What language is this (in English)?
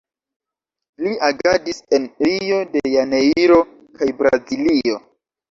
Esperanto